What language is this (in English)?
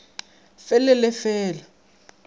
Northern Sotho